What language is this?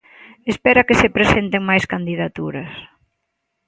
Galician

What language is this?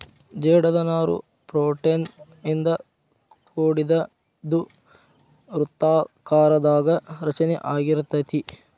Kannada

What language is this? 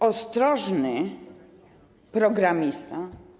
Polish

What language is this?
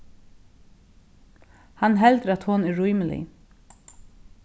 Faroese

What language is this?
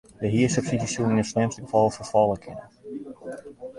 Western Frisian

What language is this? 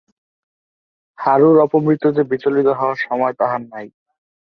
Bangla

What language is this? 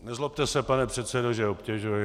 Czech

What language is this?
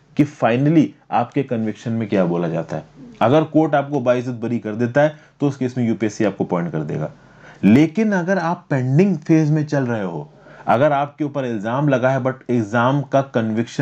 Hindi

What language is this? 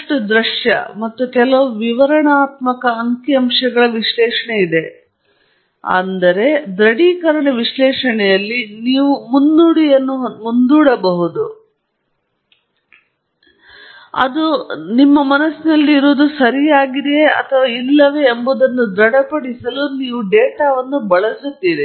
Kannada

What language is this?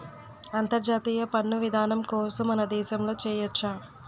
Telugu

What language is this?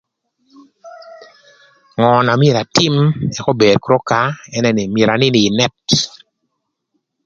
Thur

